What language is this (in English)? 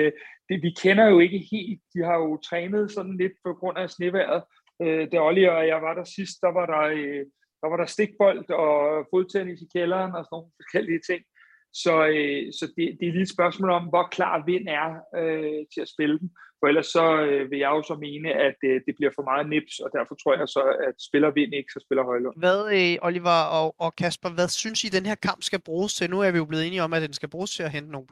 Danish